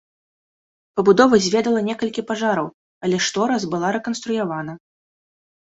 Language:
Belarusian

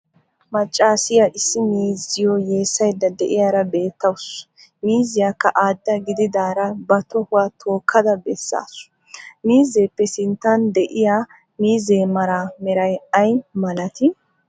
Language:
Wolaytta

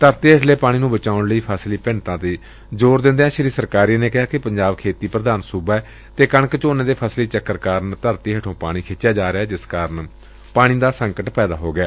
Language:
Punjabi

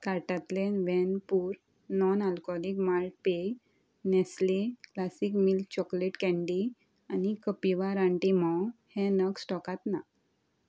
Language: Konkani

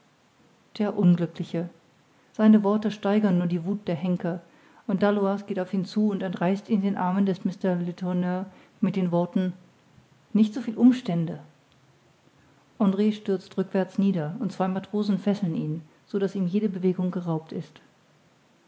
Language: German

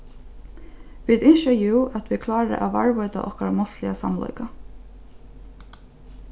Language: Faroese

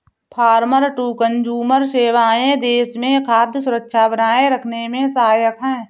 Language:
Hindi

